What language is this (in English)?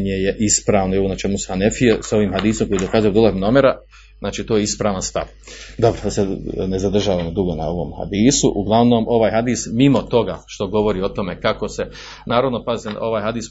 Croatian